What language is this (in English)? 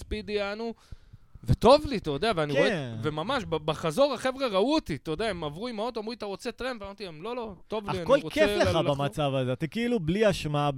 Hebrew